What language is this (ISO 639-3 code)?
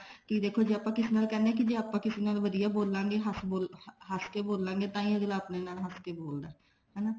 pan